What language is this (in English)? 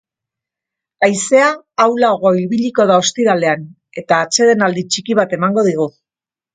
Basque